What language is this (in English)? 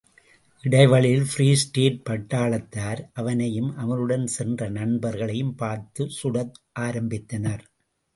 Tamil